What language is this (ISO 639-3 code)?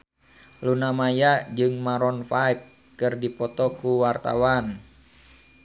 sun